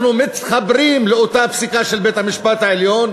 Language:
Hebrew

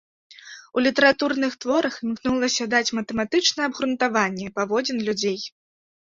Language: Belarusian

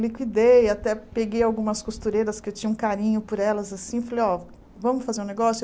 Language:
Portuguese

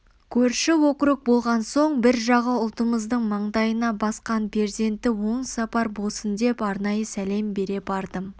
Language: Kazakh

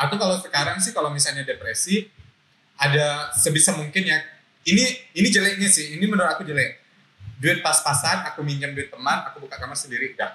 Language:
Indonesian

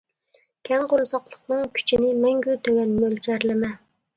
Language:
Uyghur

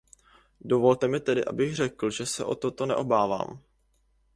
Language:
Czech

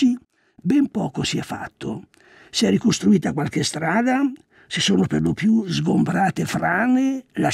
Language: Italian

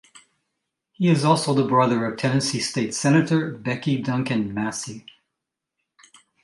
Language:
English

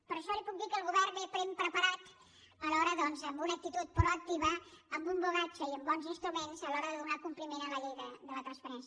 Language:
Catalan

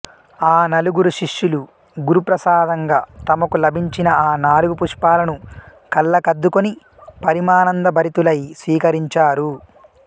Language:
Telugu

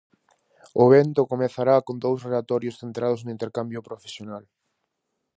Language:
Galician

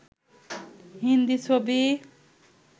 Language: Bangla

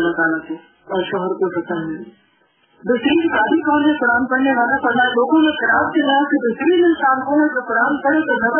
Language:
Urdu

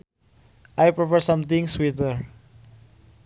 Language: Sundanese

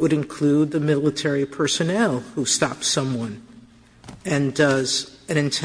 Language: English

